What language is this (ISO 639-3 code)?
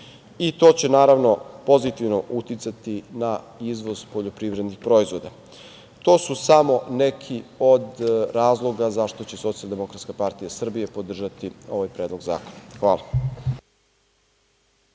srp